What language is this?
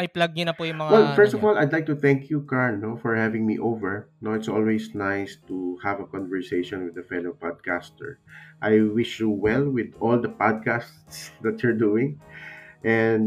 Filipino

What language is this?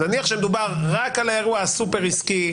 Hebrew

